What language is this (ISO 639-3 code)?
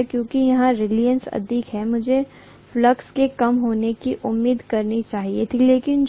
hin